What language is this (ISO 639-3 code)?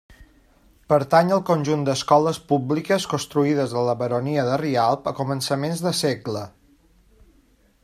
cat